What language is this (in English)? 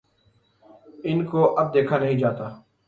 Urdu